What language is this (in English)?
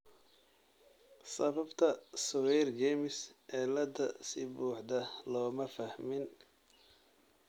Somali